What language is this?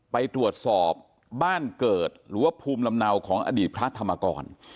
Thai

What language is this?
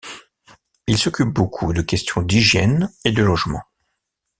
French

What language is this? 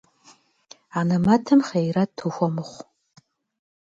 Kabardian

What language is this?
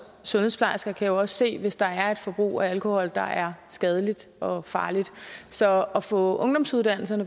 Danish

